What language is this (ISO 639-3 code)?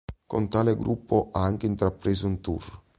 ita